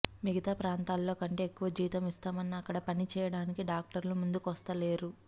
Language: Telugu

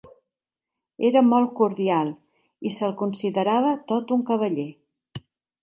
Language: Catalan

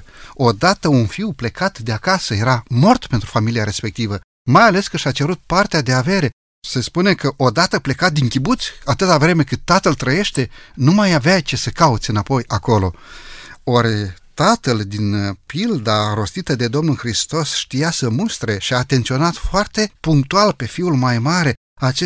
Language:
Romanian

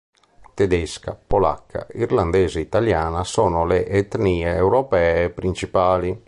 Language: Italian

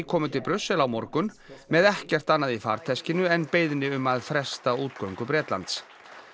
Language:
Icelandic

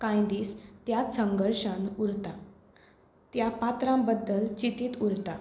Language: Konkani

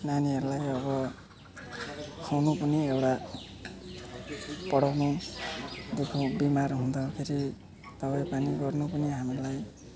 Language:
Nepali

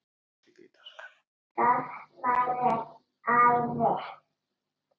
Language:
Icelandic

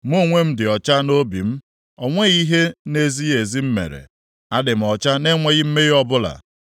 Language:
Igbo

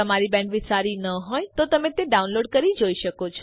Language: Gujarati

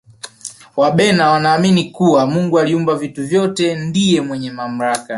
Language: Swahili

